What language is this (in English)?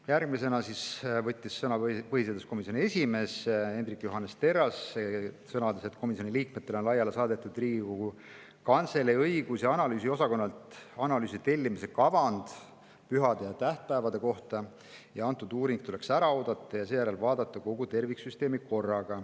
Estonian